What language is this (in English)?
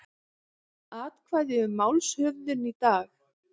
Icelandic